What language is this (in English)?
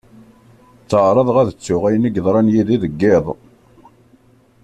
Kabyle